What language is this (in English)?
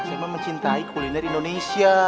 Indonesian